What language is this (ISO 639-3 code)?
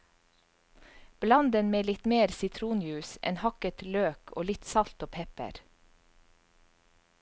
nor